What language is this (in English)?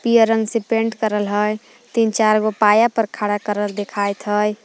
Magahi